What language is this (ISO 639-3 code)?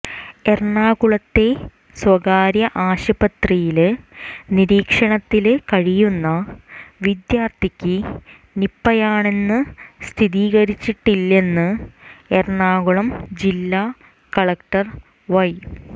mal